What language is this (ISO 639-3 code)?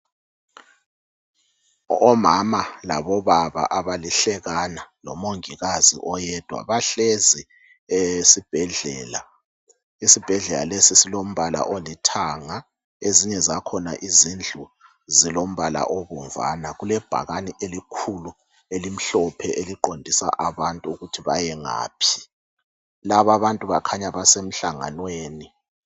nde